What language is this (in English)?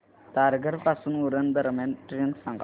Marathi